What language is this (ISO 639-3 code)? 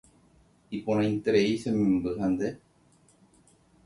grn